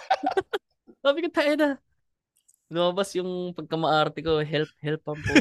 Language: Filipino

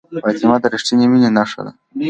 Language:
Pashto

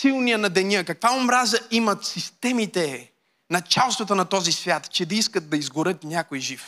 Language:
Bulgarian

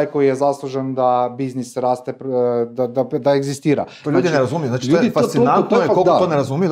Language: Croatian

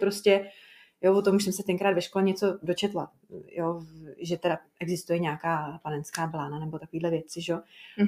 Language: Czech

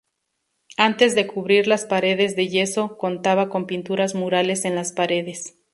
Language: Spanish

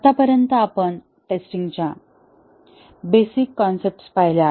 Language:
Marathi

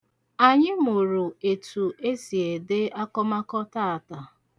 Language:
Igbo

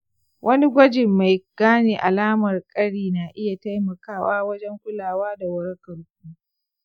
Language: Hausa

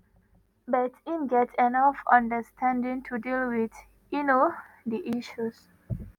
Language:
Nigerian Pidgin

